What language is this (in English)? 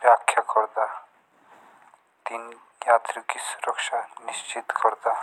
Jaunsari